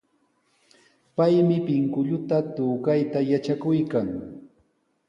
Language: Sihuas Ancash Quechua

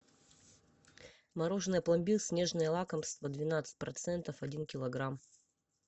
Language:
Russian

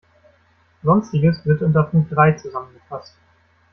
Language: German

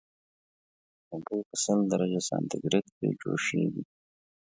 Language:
Pashto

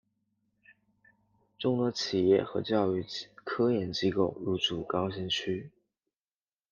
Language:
Chinese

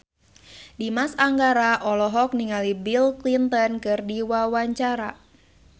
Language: Sundanese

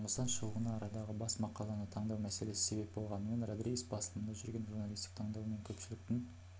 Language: Kazakh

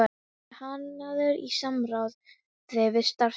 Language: Icelandic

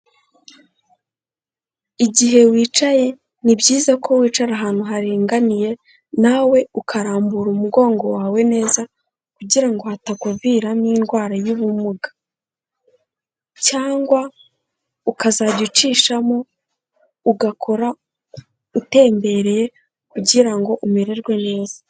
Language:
Kinyarwanda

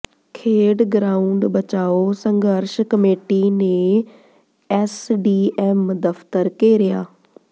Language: Punjabi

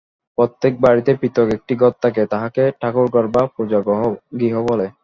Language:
Bangla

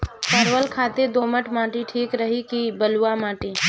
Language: Bhojpuri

